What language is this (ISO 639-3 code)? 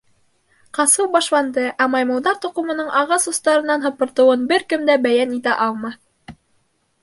bak